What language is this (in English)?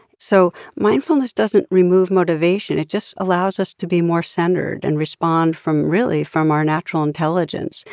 English